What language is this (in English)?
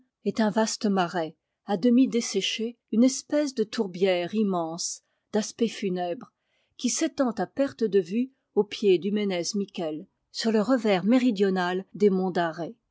French